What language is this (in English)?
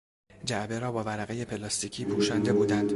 Persian